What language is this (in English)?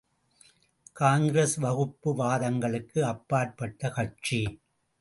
Tamil